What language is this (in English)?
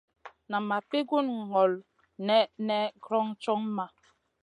Masana